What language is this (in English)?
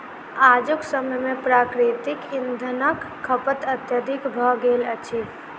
Maithili